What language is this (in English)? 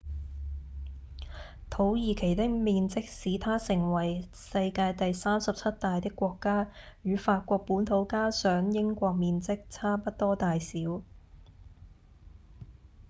Cantonese